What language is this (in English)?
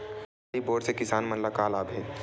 Chhattisgarhi